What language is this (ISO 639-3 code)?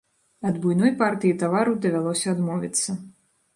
bel